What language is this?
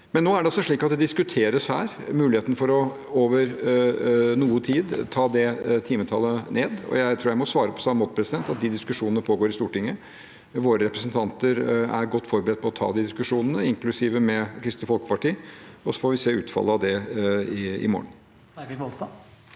Norwegian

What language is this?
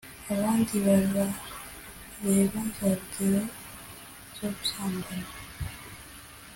Kinyarwanda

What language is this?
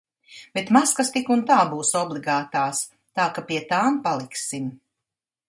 Latvian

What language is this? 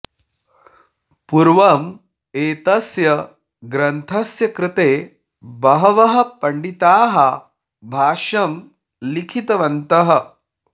Sanskrit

